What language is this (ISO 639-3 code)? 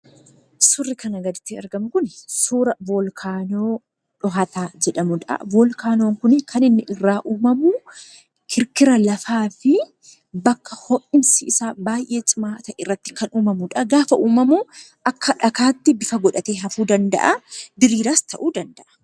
orm